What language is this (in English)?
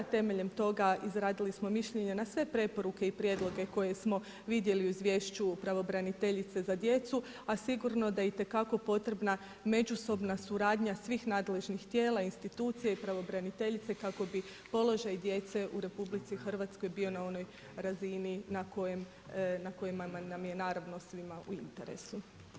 Croatian